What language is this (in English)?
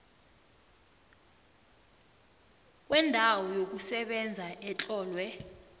South Ndebele